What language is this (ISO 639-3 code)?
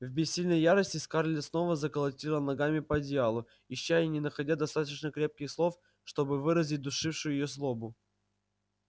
rus